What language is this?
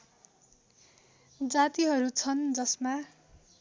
Nepali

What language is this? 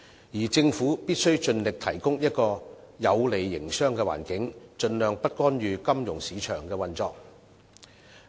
Cantonese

